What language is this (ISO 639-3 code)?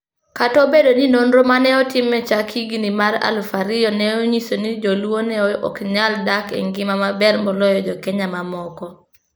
luo